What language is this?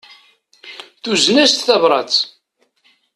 Kabyle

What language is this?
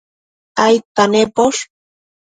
Matsés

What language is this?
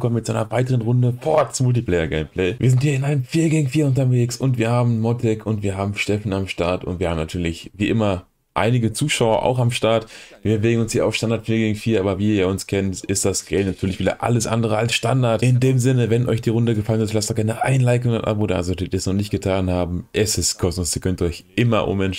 German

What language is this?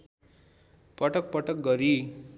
Nepali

